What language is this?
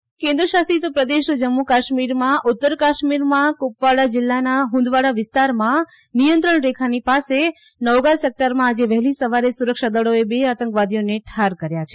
Gujarati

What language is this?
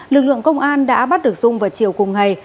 Vietnamese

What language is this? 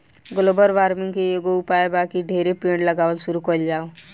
Bhojpuri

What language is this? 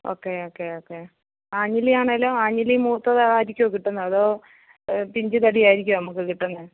Malayalam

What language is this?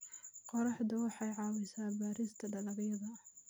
Somali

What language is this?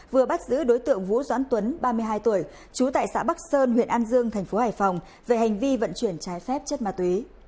Vietnamese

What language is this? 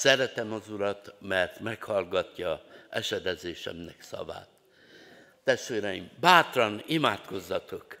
Hungarian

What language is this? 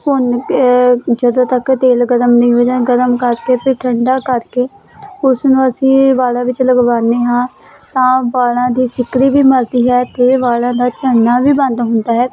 Punjabi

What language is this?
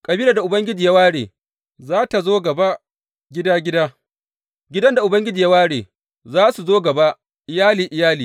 Hausa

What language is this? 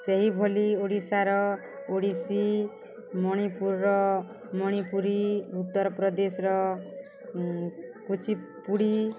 Odia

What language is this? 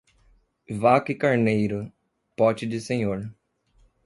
Portuguese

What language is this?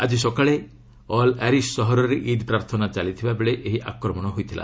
Odia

